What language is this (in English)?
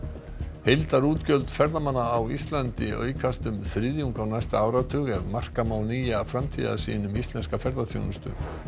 Icelandic